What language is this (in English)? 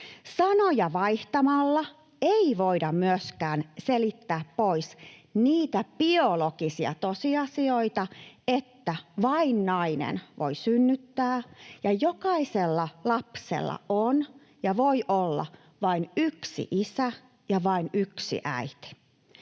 Finnish